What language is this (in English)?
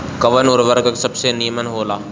Bhojpuri